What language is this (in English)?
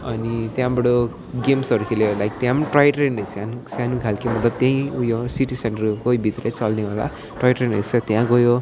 Nepali